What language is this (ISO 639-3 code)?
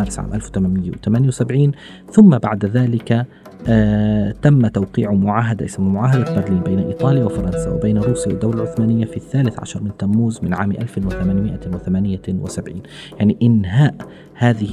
ara